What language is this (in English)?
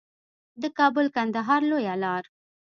Pashto